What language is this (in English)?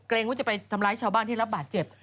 Thai